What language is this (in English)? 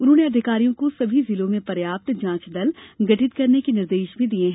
Hindi